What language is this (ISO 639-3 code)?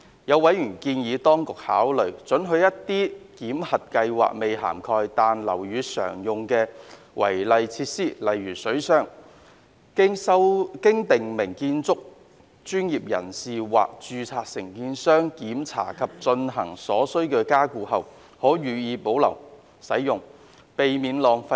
yue